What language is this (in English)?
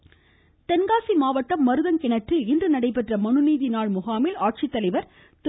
Tamil